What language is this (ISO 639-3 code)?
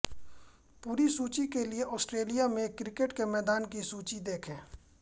hin